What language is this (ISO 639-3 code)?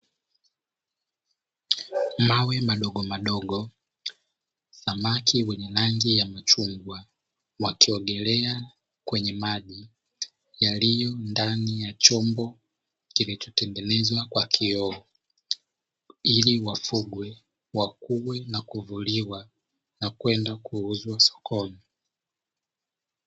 swa